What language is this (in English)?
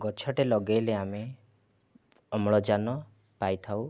Odia